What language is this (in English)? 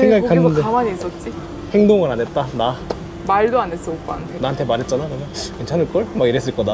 Korean